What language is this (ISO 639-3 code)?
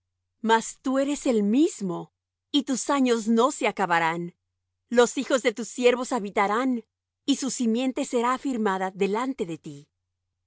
spa